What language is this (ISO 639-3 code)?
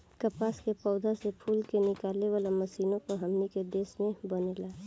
bho